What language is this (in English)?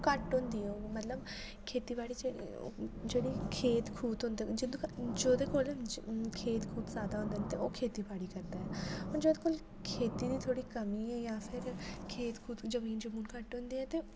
Dogri